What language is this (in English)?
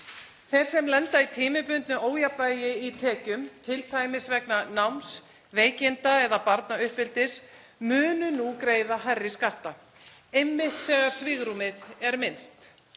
Icelandic